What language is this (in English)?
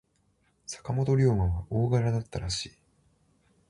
Japanese